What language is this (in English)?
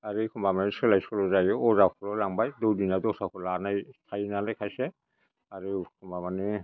Bodo